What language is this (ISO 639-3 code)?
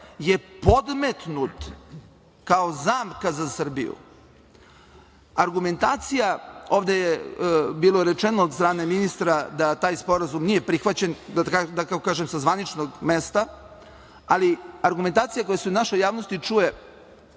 srp